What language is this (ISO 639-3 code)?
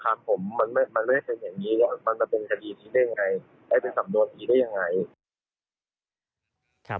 tha